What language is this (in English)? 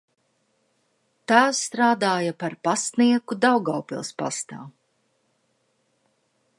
Latvian